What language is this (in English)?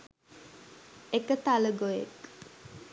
Sinhala